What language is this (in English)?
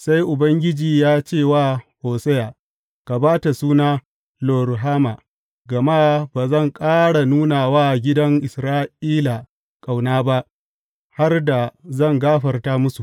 Hausa